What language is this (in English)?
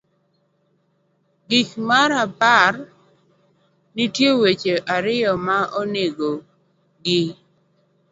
Luo (Kenya and Tanzania)